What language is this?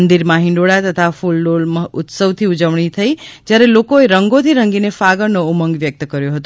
Gujarati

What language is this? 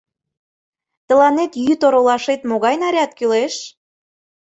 Mari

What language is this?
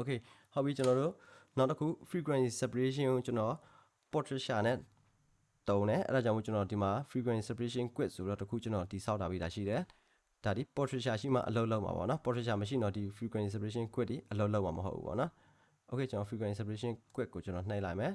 Korean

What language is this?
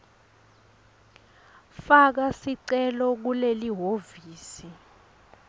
Swati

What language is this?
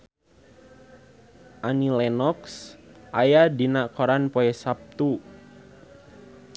Sundanese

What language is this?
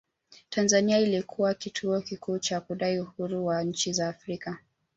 Swahili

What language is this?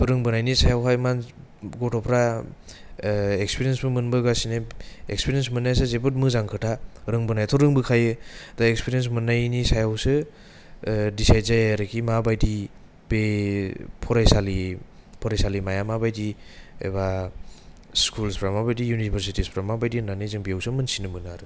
Bodo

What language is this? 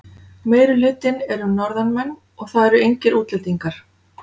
Icelandic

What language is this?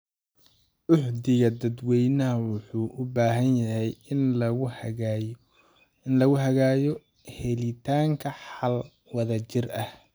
Somali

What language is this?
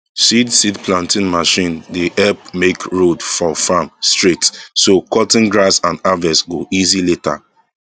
Nigerian Pidgin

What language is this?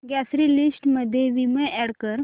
Marathi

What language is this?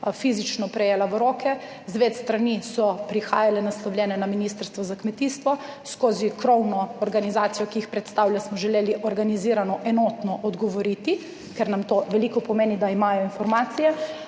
Slovenian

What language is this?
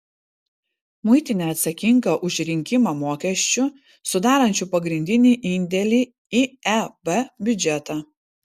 Lithuanian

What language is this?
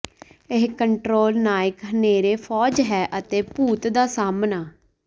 Punjabi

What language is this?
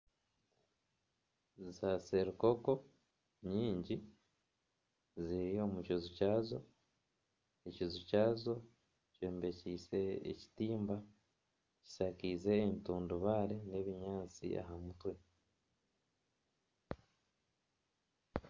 Nyankole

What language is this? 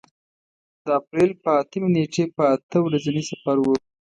Pashto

